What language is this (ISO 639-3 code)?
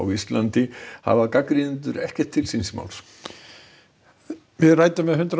isl